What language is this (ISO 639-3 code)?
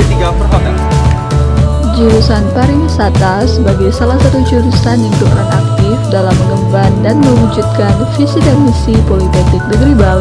ind